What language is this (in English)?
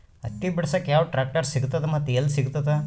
Kannada